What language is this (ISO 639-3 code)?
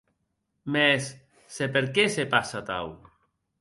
oci